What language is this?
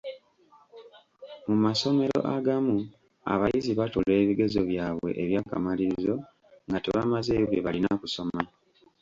Ganda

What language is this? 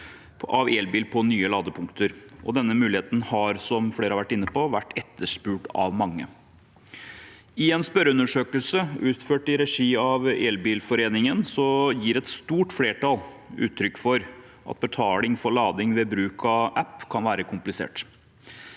Norwegian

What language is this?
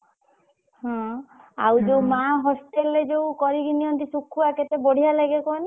Odia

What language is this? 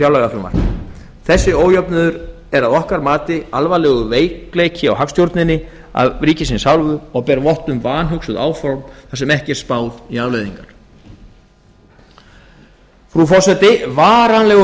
Icelandic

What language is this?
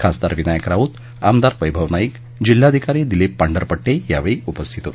Marathi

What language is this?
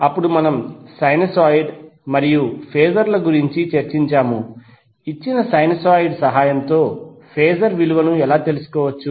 Telugu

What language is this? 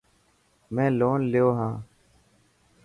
Dhatki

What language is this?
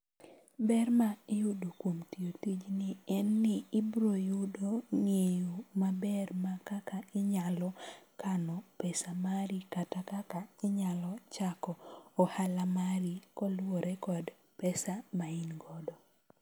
Luo (Kenya and Tanzania)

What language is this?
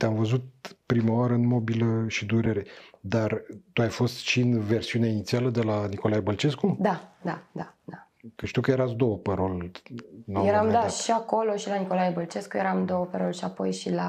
Romanian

